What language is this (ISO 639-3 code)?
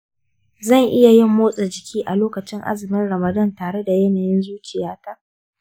hau